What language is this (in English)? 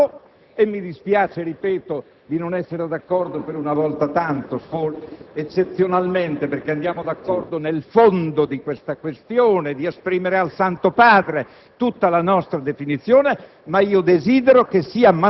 Italian